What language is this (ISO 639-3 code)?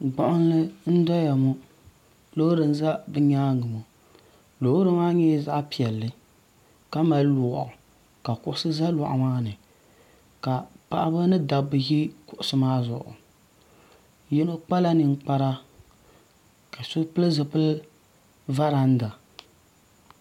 dag